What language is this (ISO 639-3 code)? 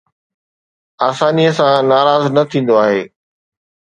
snd